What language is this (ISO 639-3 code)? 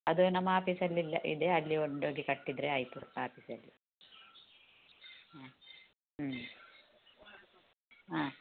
kan